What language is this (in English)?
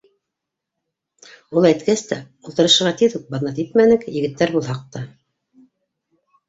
Bashkir